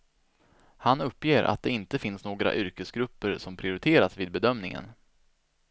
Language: Swedish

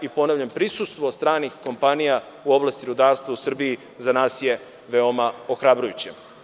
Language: Serbian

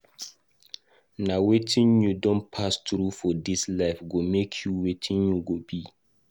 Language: Nigerian Pidgin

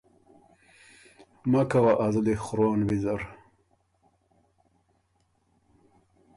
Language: Ormuri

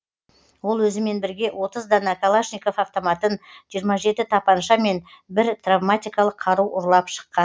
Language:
Kazakh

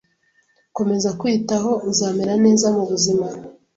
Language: Kinyarwanda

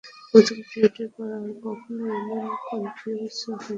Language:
Bangla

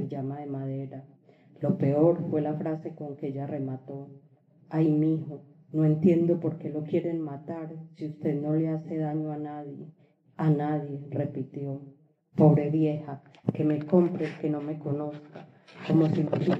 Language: Spanish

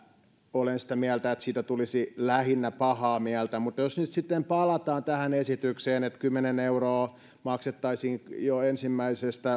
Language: Finnish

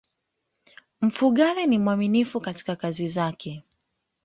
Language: Swahili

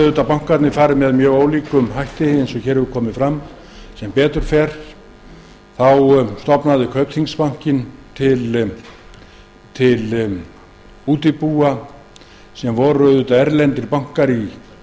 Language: Icelandic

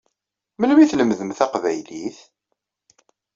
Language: Kabyle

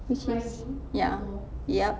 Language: English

